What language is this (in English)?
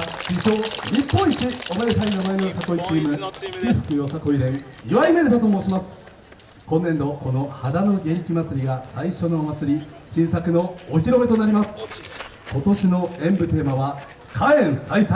Japanese